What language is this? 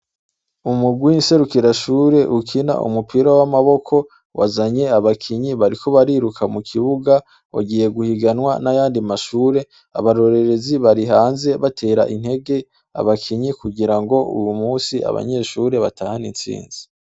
Rundi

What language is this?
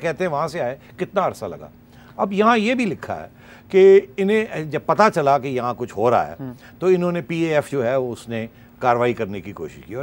Hindi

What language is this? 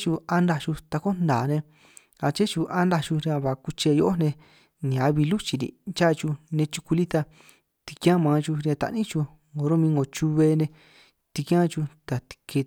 San Martín Itunyoso Triqui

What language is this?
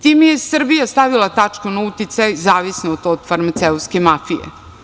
Serbian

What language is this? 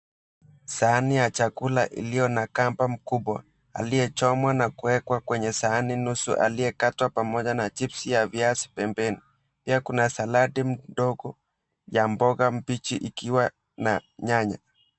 Swahili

